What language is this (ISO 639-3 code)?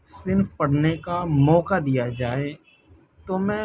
urd